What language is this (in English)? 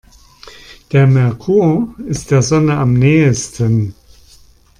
German